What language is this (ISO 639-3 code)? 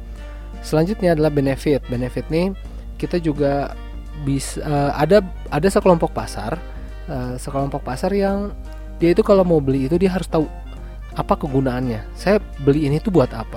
ind